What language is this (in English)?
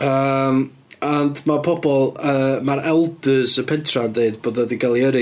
Welsh